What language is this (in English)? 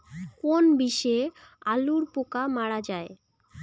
Bangla